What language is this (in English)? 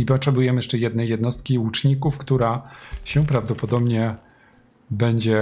Polish